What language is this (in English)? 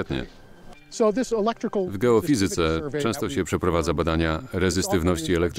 Polish